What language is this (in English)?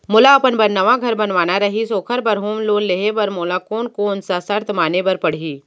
Chhattisgarhi